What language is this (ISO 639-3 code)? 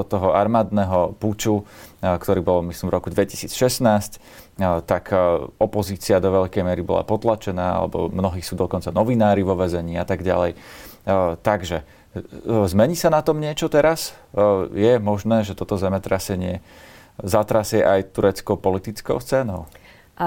slk